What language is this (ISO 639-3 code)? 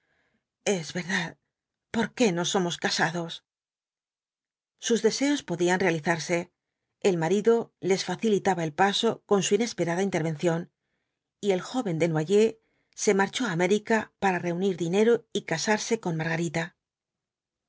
spa